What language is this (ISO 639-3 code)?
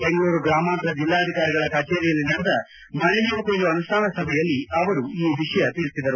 kan